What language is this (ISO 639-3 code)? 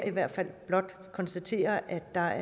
dan